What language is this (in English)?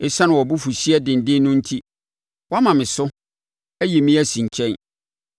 Akan